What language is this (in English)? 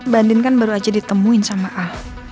Indonesian